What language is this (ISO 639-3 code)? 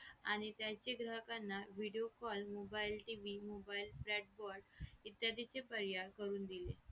mar